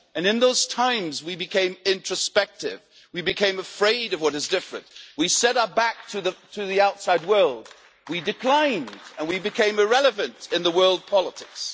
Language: English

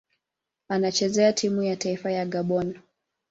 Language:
Swahili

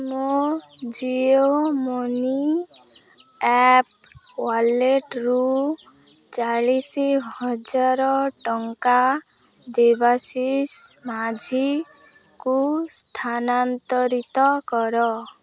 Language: Odia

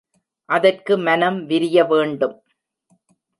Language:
Tamil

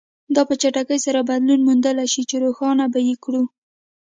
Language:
Pashto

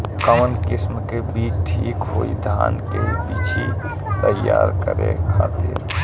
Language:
Bhojpuri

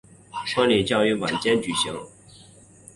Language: Chinese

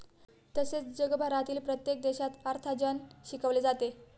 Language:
Marathi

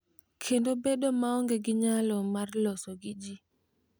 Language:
Luo (Kenya and Tanzania)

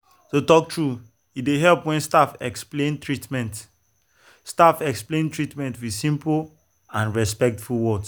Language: Nigerian Pidgin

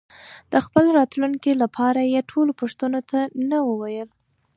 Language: Pashto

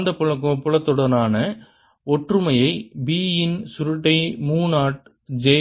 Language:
Tamil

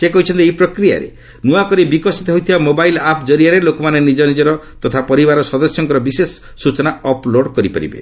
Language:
Odia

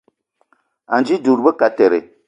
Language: Eton (Cameroon)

